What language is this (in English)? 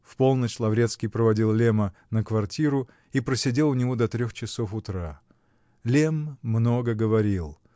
Russian